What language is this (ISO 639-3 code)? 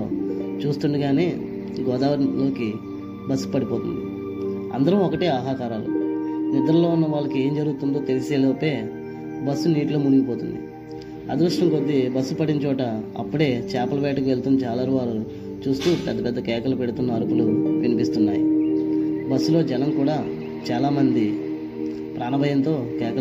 tel